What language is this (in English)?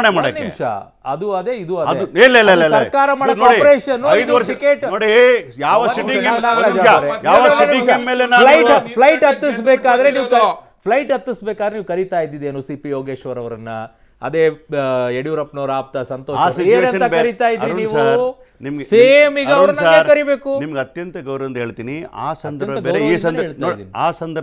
Arabic